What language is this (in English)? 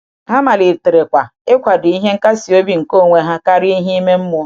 Igbo